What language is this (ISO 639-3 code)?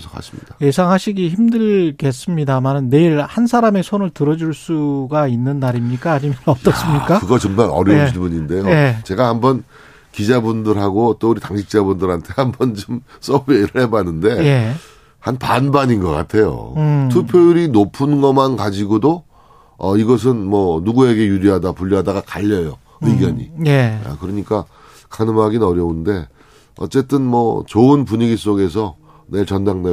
kor